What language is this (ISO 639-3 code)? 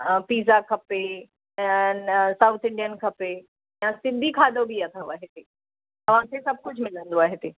snd